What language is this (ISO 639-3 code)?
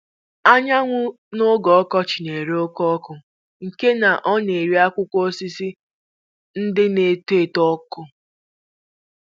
ibo